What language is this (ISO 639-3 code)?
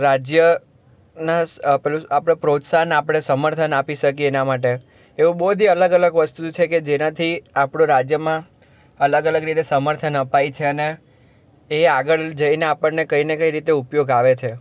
guj